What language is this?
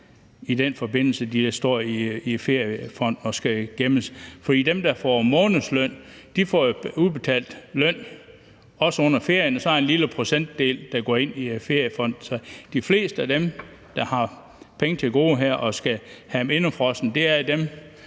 Danish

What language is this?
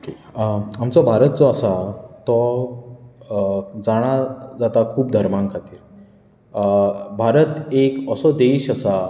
Konkani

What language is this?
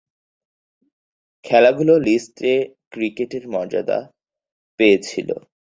Bangla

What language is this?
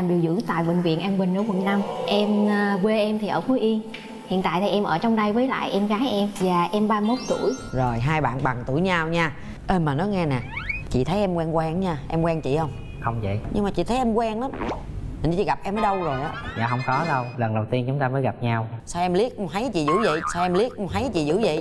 Vietnamese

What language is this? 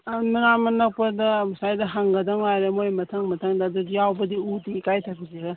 Manipuri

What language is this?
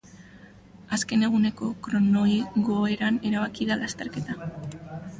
Basque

